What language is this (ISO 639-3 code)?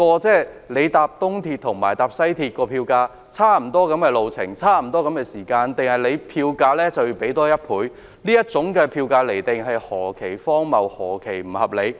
yue